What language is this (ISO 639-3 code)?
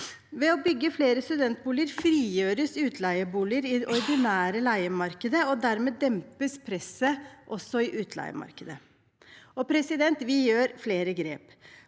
nor